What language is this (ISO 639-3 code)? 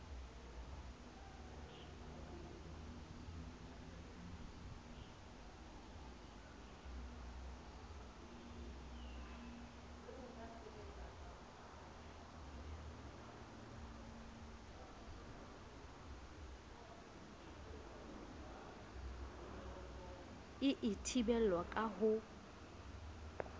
sot